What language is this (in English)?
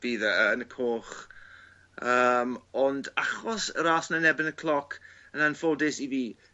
Welsh